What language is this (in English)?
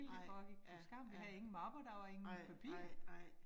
Danish